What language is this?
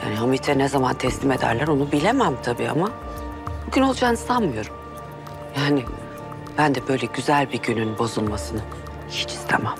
Turkish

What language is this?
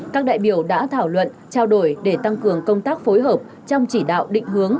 Vietnamese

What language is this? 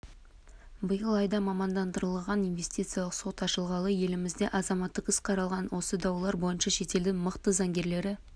Kazakh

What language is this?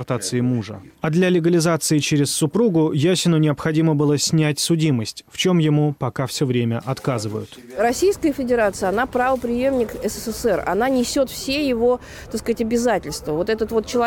Russian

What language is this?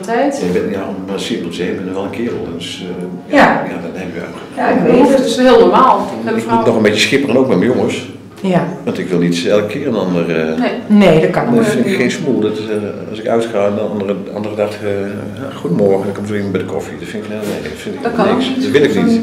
Dutch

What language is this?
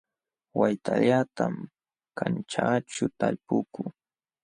Jauja Wanca Quechua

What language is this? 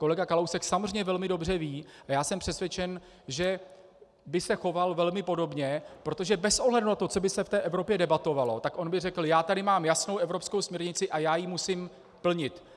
Czech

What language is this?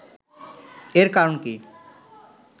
Bangla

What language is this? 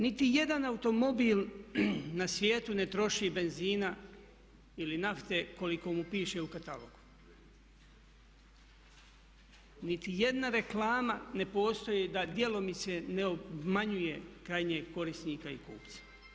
Croatian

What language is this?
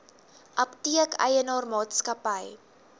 Afrikaans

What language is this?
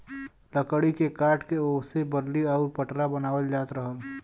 Bhojpuri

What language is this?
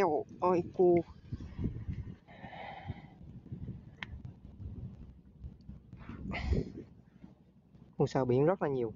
Vietnamese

